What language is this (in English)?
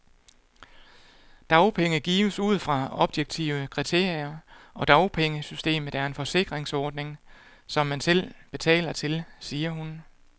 Danish